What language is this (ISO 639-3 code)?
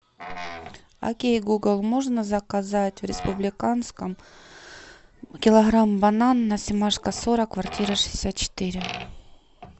rus